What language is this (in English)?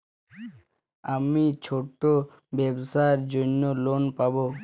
Bangla